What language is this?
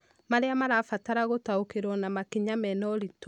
Kikuyu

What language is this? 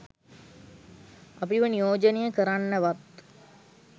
Sinhala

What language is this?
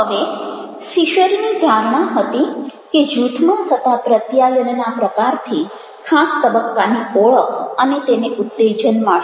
Gujarati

